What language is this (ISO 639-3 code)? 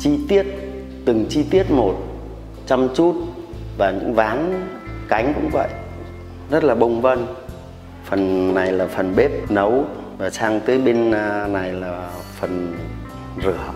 vie